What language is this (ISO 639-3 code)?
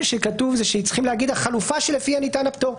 heb